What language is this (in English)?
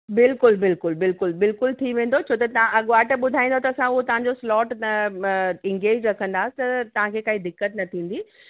Sindhi